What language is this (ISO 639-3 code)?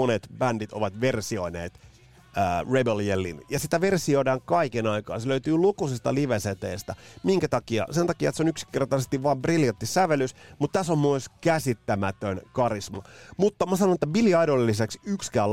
fin